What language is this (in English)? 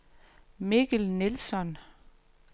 Danish